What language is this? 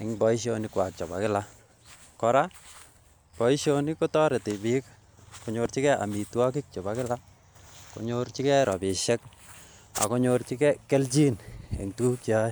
Kalenjin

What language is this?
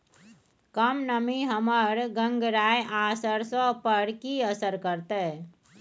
Maithili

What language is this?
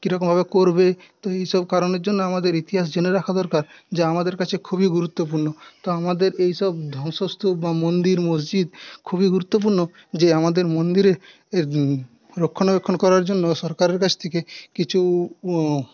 Bangla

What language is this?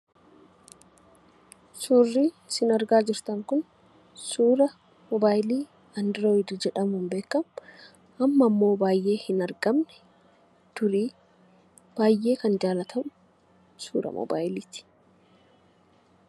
Oromo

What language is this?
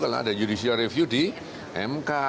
Indonesian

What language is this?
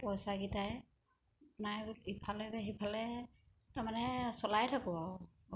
Assamese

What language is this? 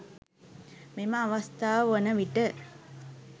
Sinhala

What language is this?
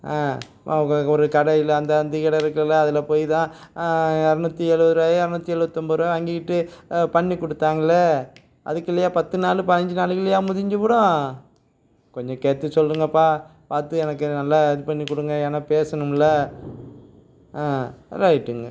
Tamil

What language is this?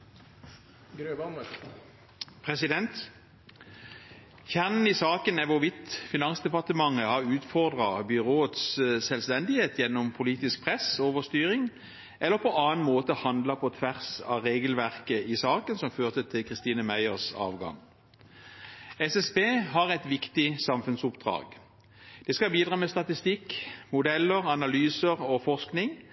Norwegian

